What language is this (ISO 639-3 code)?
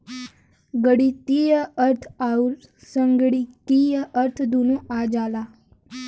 bho